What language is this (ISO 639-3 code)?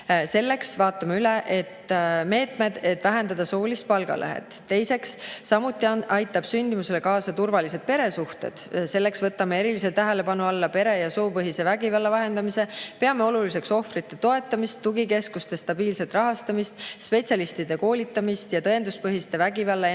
est